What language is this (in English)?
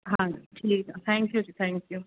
Punjabi